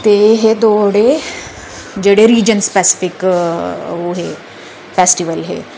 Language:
Dogri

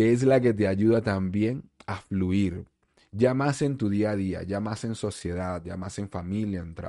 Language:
Spanish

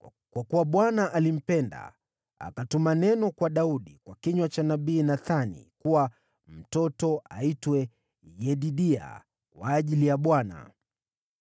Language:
Swahili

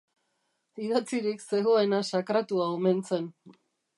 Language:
Basque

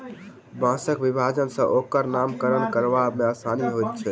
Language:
Maithili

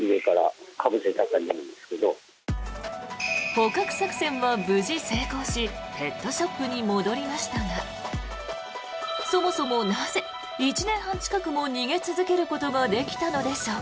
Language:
Japanese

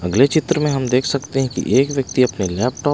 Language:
Hindi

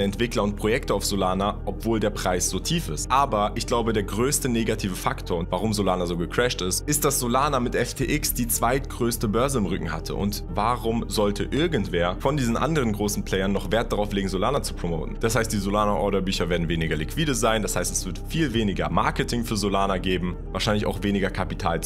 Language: German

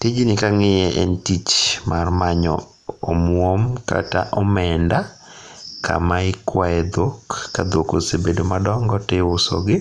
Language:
Luo (Kenya and Tanzania)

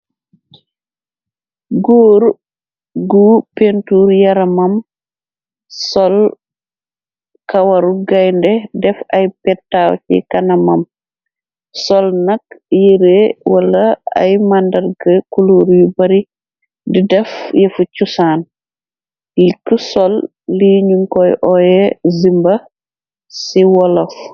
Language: Wolof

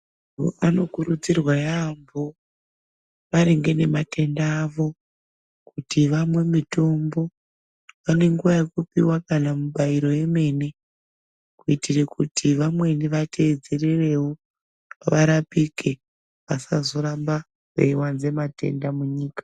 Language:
Ndau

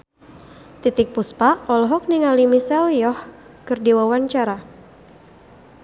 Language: Sundanese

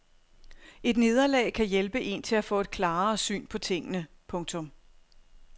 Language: Danish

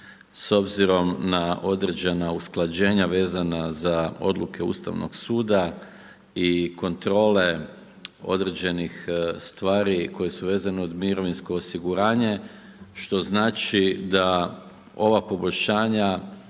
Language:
Croatian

